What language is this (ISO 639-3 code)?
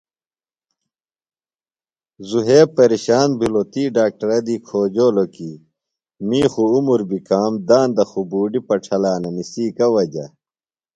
phl